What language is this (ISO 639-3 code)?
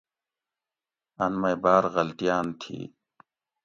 gwc